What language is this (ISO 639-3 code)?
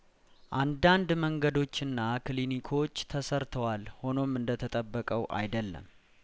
amh